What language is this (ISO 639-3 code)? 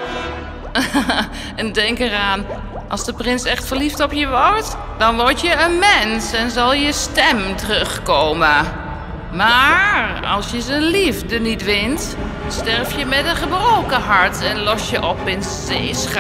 nld